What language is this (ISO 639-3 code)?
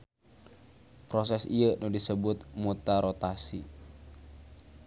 sun